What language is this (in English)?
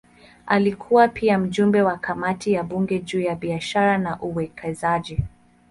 Swahili